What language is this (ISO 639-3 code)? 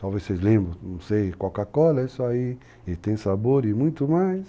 por